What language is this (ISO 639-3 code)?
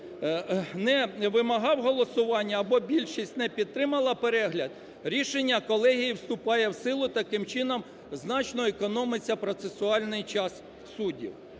ukr